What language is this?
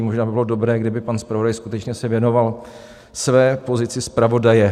Czech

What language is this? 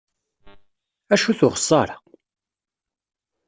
Kabyle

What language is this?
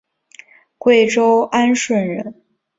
Chinese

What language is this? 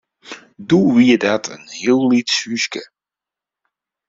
Western Frisian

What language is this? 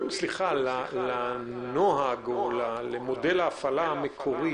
Hebrew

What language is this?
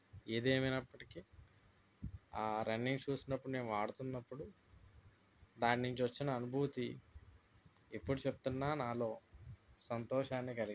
Telugu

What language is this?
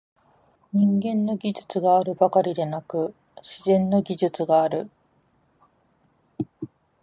Japanese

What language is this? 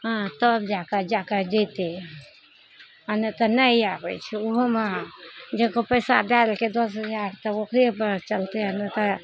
Maithili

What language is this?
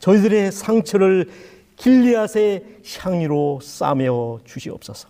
Korean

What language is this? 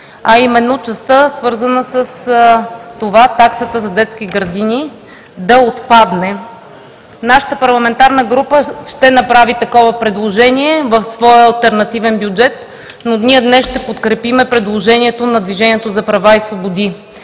Bulgarian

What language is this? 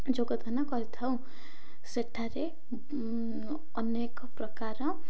Odia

